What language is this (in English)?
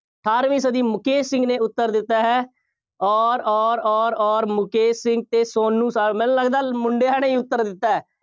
Punjabi